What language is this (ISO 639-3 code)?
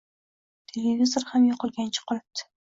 uzb